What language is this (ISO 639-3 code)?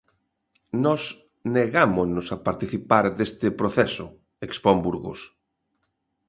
glg